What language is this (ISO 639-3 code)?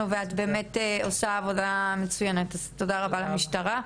heb